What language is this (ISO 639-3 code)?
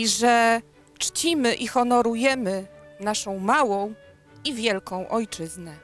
pol